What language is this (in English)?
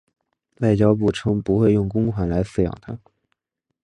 Chinese